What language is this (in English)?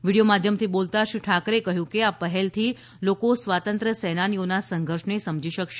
Gujarati